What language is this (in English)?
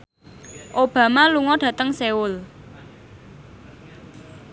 Javanese